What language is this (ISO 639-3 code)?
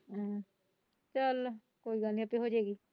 pan